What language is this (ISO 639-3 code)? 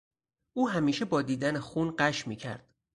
fas